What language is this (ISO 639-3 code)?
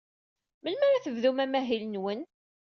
kab